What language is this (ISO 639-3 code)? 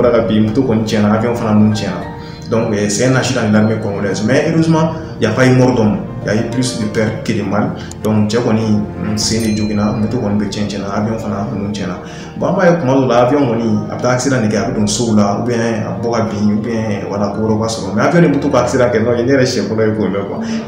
fra